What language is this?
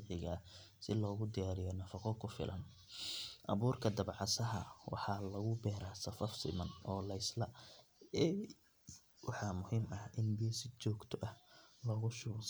Somali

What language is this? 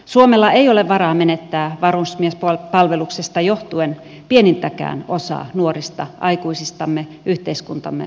Finnish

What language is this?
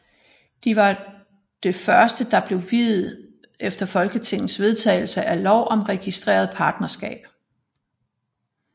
Danish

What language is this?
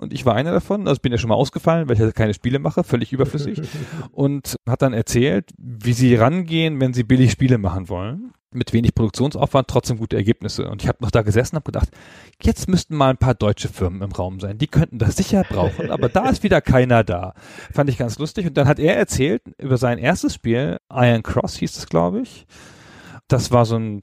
German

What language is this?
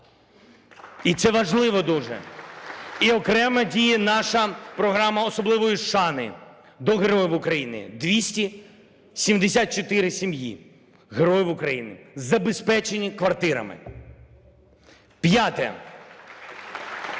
Ukrainian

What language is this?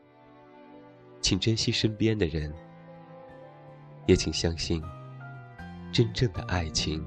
Chinese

